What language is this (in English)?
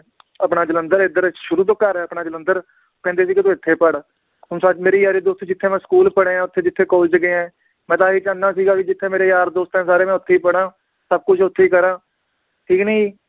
Punjabi